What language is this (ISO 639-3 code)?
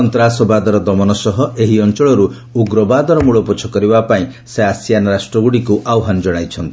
ori